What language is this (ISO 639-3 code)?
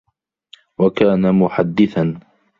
ara